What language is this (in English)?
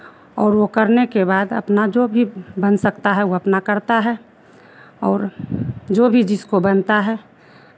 Hindi